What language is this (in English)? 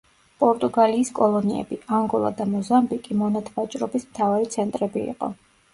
Georgian